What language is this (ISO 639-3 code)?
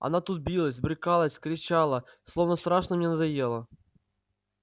rus